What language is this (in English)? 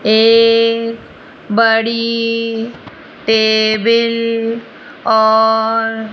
Hindi